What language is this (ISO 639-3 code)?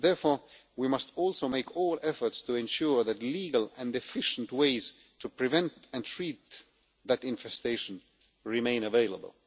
eng